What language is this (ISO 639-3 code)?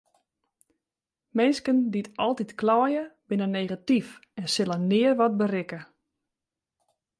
fry